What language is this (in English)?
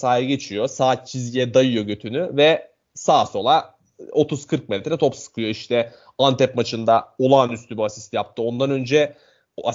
Turkish